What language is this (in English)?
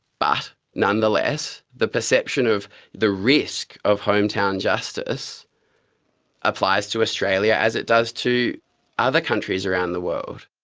English